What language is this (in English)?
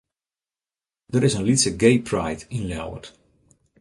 Western Frisian